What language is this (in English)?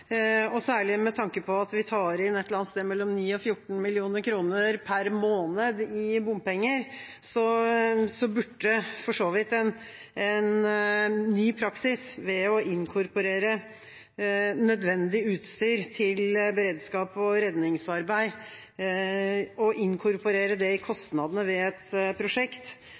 Norwegian Bokmål